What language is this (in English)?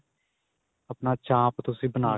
Punjabi